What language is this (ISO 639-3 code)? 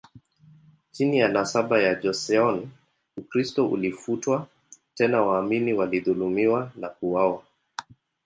swa